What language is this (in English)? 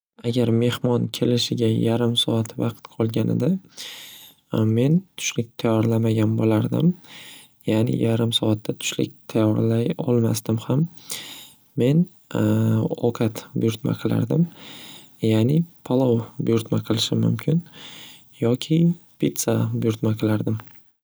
Uzbek